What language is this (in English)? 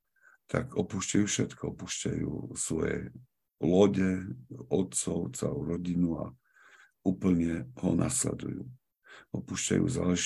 Slovak